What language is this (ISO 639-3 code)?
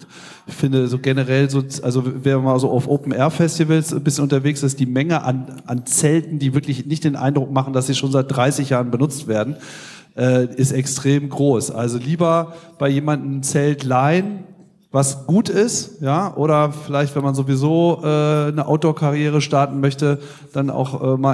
deu